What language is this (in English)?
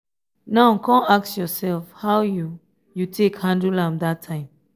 Nigerian Pidgin